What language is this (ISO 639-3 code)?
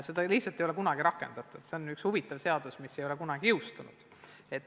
est